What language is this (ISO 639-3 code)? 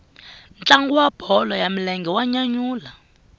tso